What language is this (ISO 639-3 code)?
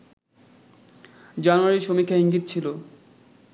ben